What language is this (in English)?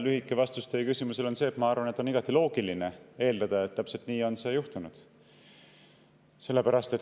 Estonian